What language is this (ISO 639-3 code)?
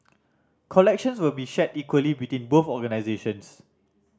eng